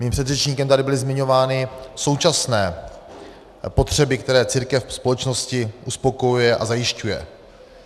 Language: Czech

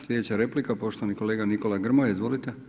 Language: Croatian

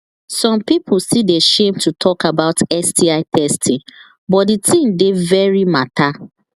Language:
Nigerian Pidgin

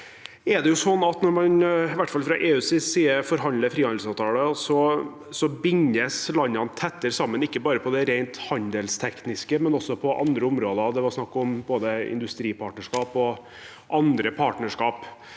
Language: Norwegian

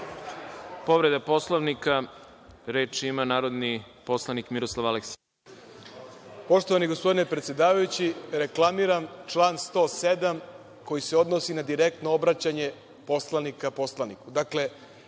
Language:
Serbian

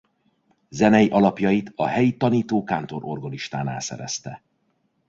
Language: Hungarian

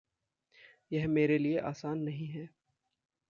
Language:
Hindi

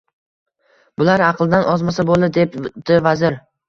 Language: Uzbek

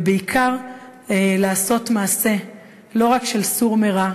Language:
Hebrew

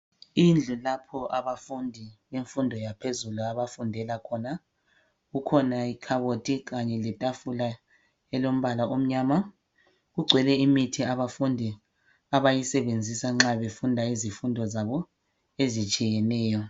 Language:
North Ndebele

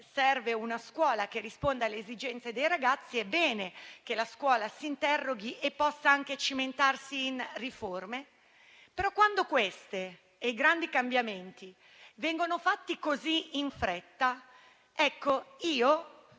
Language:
Italian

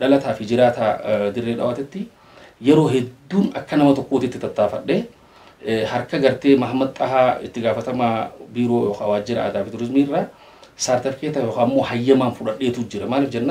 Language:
Arabic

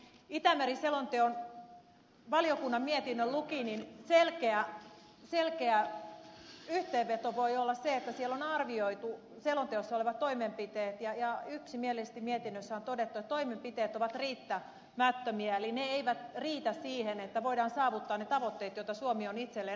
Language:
Finnish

